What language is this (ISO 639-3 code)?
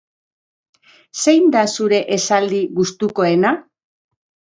eus